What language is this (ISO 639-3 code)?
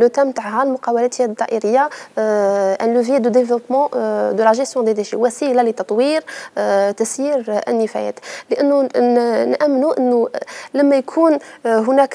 ara